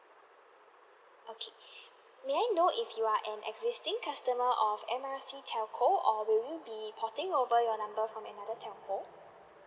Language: English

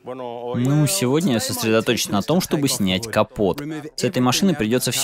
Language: Russian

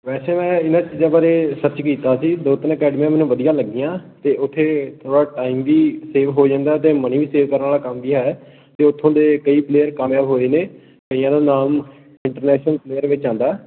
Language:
Punjabi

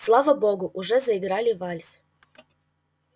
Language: Russian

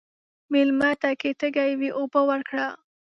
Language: Pashto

